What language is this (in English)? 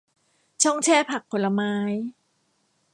Thai